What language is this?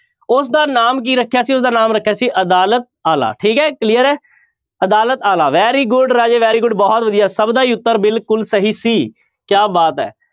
Punjabi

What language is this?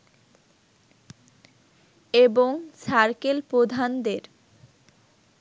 Bangla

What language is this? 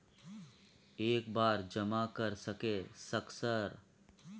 Maithili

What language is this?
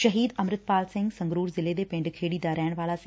Punjabi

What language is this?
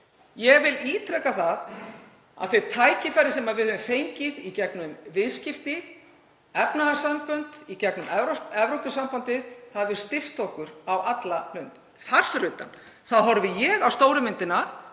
Icelandic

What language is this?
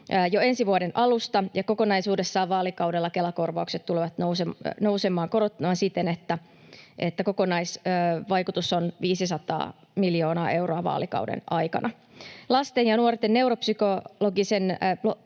Finnish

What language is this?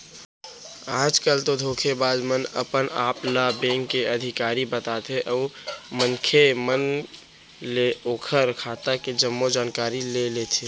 Chhattisgarhi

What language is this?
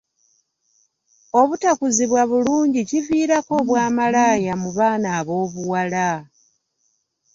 Ganda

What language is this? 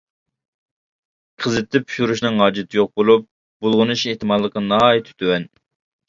Uyghur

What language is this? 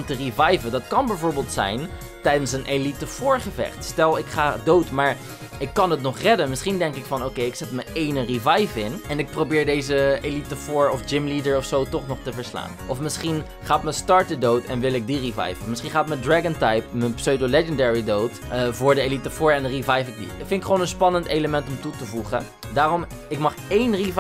Dutch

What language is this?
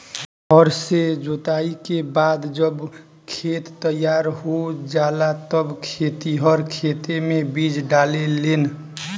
Bhojpuri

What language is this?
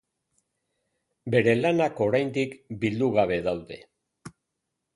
Basque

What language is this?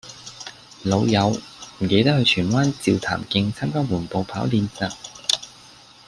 Cantonese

